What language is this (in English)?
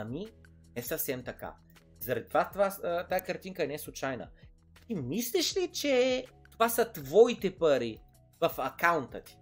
Bulgarian